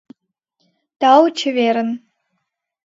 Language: Mari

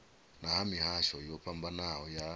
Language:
Venda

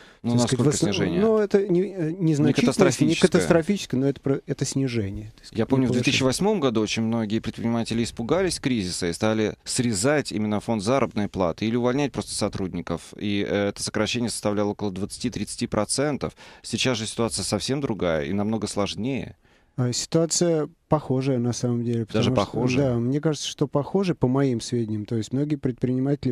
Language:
Russian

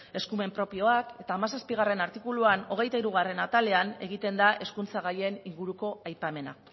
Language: Basque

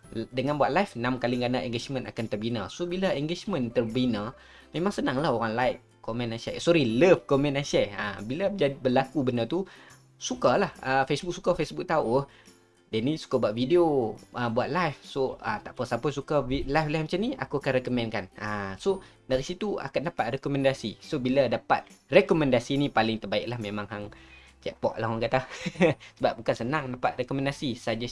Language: Malay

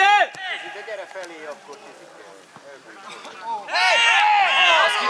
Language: Hungarian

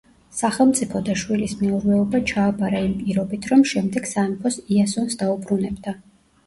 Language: Georgian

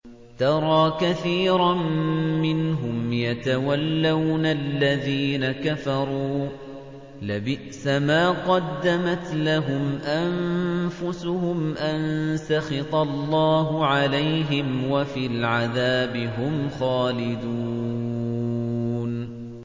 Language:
Arabic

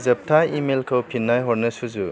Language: Bodo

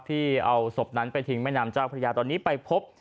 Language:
Thai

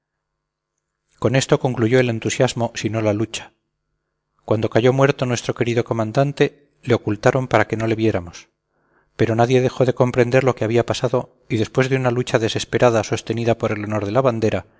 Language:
Spanish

